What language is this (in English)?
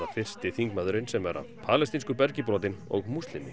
Icelandic